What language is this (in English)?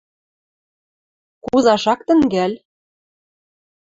Western Mari